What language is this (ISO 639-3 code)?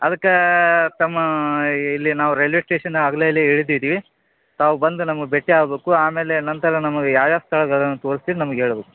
kan